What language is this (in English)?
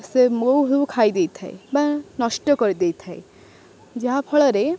Odia